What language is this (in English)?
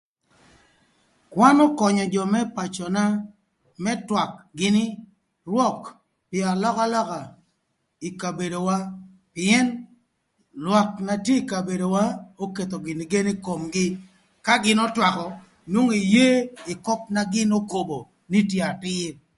Thur